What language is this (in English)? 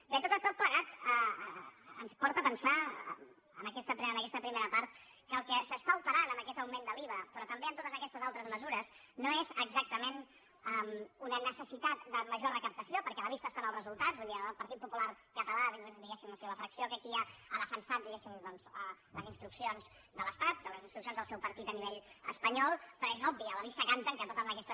Catalan